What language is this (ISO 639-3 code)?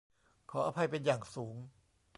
tha